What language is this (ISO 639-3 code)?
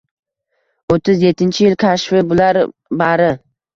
uzb